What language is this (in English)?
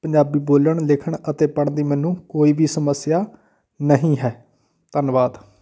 Punjabi